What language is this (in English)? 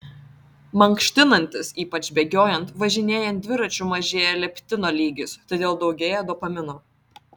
Lithuanian